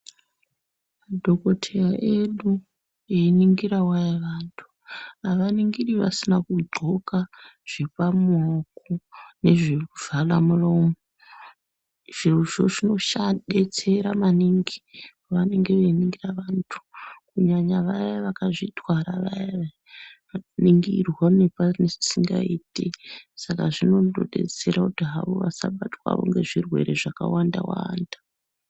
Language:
Ndau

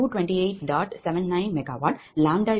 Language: Tamil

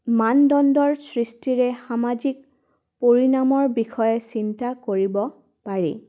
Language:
Assamese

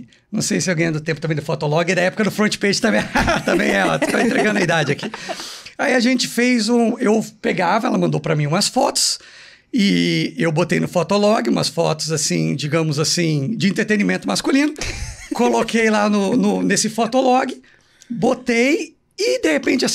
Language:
Portuguese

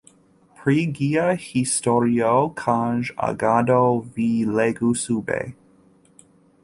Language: Esperanto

